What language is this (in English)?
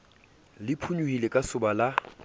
Southern Sotho